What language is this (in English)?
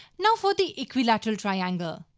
English